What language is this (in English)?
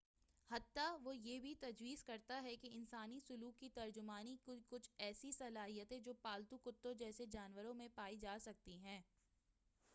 Urdu